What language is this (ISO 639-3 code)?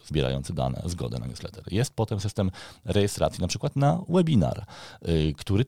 pol